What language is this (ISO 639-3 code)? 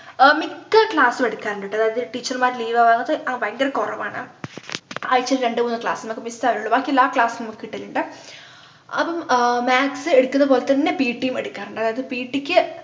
mal